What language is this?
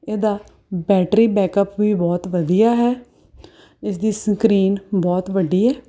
Punjabi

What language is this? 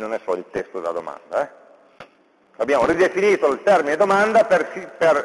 Italian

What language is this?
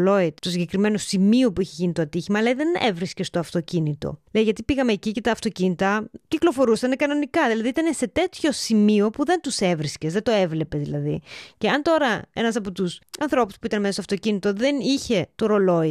Greek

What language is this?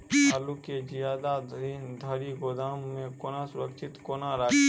Maithili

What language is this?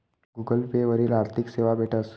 Marathi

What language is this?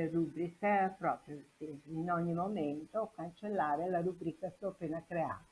Italian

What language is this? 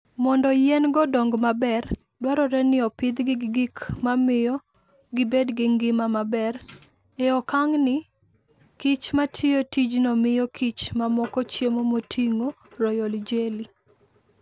Luo (Kenya and Tanzania)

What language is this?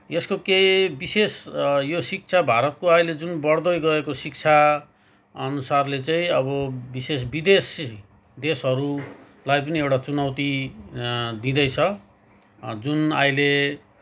Nepali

